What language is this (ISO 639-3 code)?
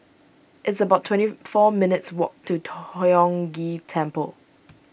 eng